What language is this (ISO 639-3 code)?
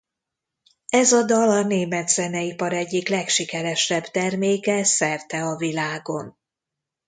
hun